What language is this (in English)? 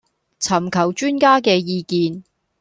Cantonese